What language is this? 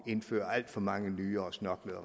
Danish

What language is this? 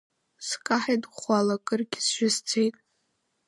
Abkhazian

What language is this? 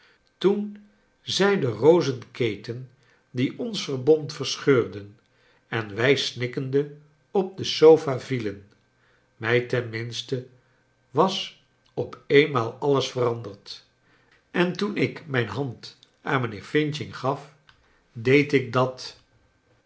Dutch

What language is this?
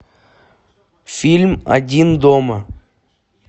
Russian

